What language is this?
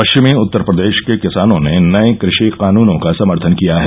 Hindi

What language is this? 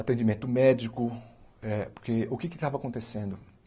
Portuguese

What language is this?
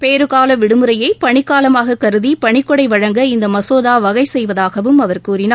Tamil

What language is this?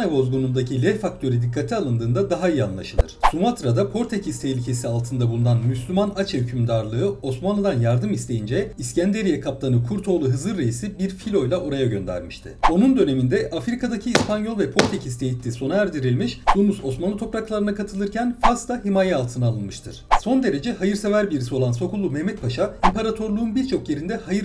Turkish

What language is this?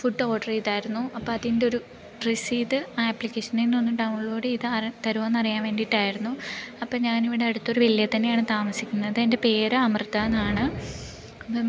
Malayalam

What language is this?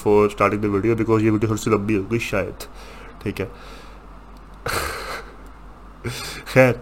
Urdu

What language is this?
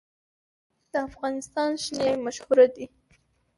Pashto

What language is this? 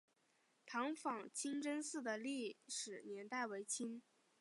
Chinese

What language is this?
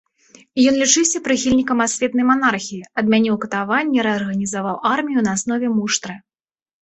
Belarusian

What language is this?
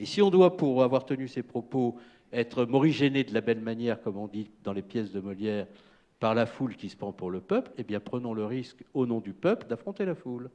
French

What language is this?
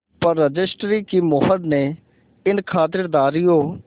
Hindi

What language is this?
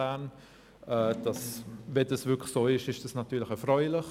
Swiss German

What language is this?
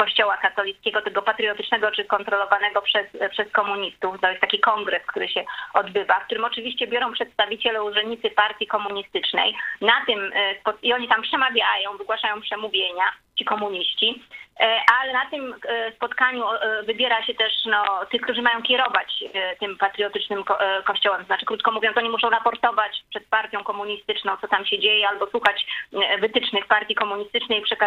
Polish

